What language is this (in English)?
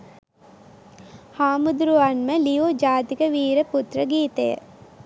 Sinhala